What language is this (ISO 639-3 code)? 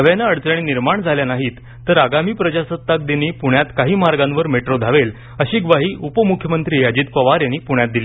mar